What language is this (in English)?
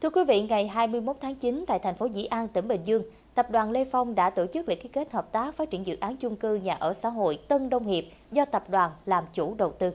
Vietnamese